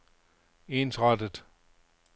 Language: Danish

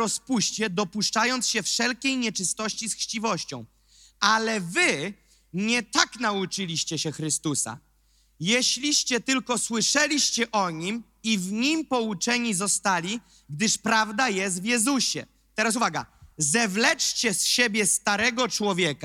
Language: Polish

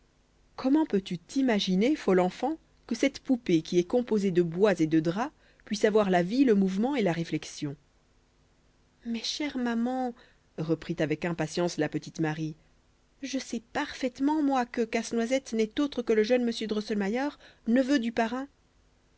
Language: French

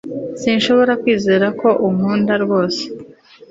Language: Kinyarwanda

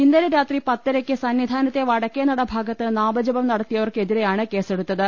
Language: Malayalam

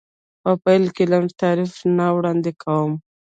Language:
Pashto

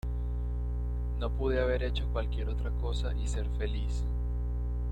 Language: Spanish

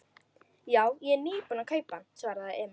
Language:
Icelandic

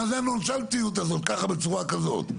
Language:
Hebrew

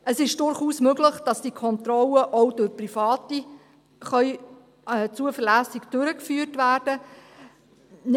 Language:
Swiss German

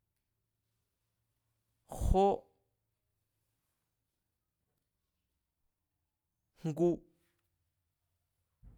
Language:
Mazatlán Mazatec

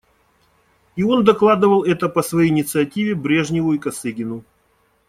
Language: Russian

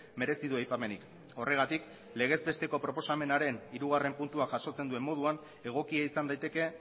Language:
Basque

